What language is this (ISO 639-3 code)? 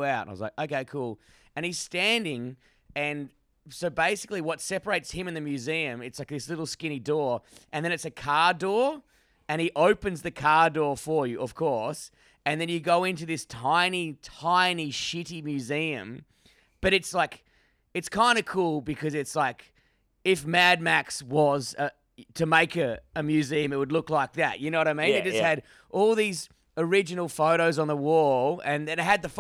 eng